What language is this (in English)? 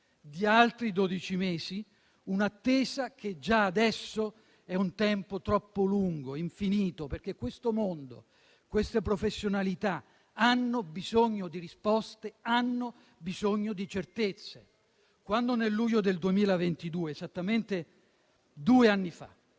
Italian